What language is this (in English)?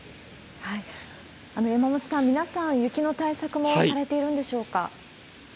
Japanese